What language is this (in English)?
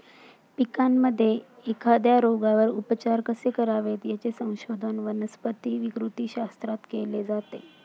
Marathi